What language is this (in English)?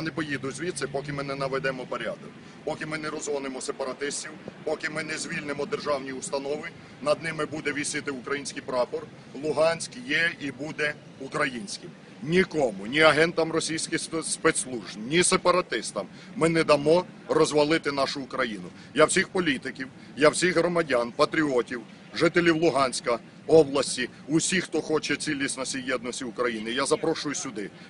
Ukrainian